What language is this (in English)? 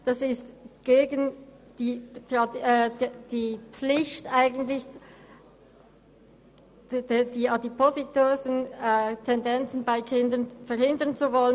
Swiss German